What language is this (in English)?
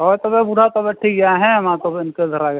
Santali